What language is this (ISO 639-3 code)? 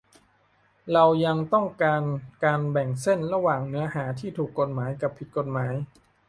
tha